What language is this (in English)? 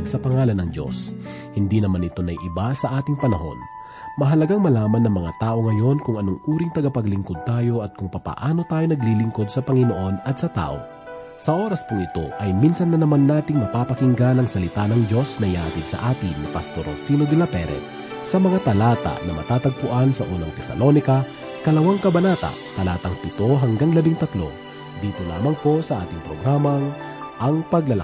Filipino